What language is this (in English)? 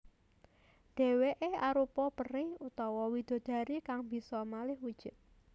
Javanese